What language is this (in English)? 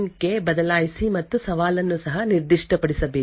Kannada